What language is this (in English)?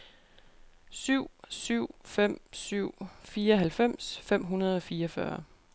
Danish